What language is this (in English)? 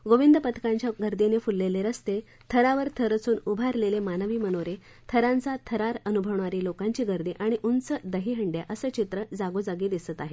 Marathi